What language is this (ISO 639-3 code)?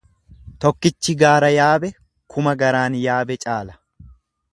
orm